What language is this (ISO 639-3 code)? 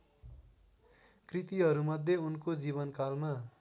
nep